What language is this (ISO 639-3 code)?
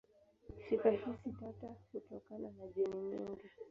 swa